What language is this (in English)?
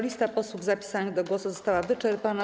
Polish